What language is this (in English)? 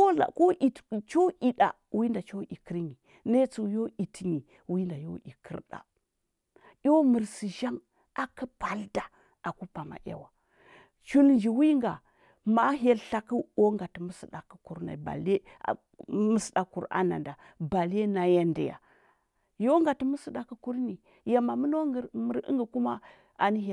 Huba